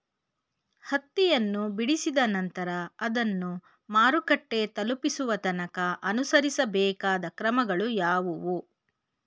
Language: Kannada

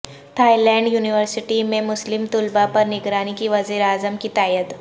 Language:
Urdu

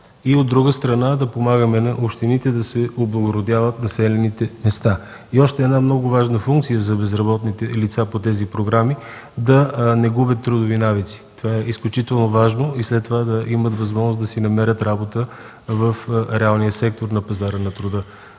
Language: Bulgarian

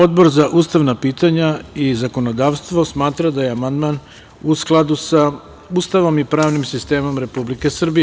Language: Serbian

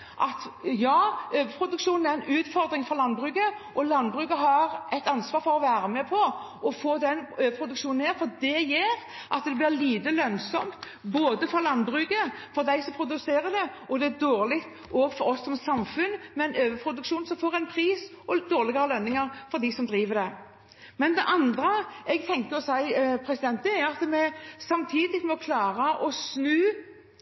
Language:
Norwegian Bokmål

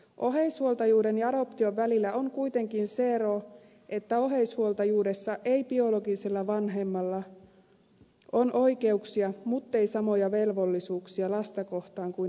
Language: Finnish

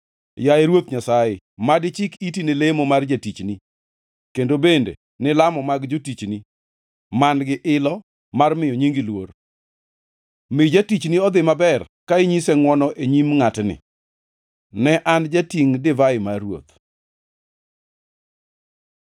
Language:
Luo (Kenya and Tanzania)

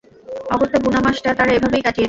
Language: Bangla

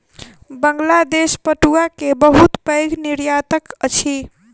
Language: Maithili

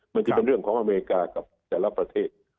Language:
Thai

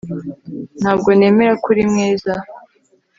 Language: Kinyarwanda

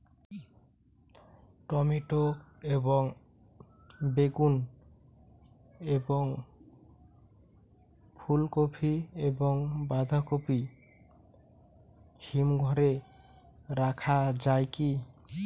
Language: Bangla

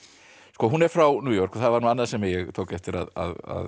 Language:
Icelandic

